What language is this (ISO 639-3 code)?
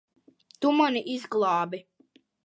lav